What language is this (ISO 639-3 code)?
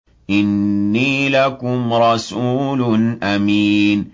ara